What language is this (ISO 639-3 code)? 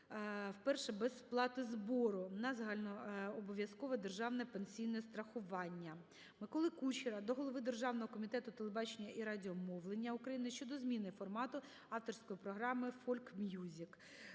ukr